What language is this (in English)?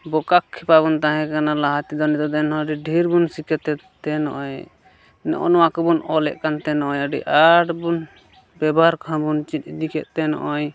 Santali